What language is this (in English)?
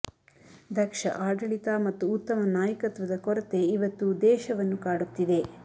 Kannada